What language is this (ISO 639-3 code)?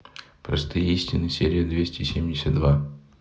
rus